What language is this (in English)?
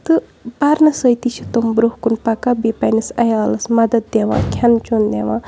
Kashmiri